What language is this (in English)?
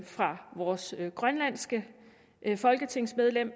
Danish